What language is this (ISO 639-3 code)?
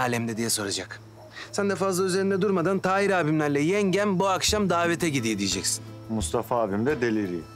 tur